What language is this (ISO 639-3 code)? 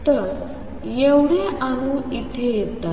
mar